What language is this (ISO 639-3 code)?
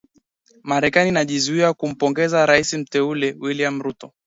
swa